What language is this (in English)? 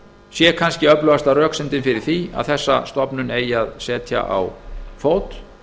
Icelandic